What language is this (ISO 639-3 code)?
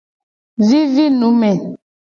gej